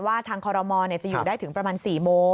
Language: Thai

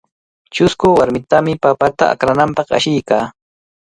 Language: Cajatambo North Lima Quechua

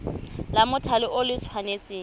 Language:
Tswana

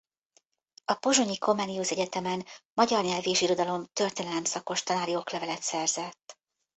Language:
Hungarian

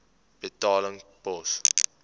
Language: Afrikaans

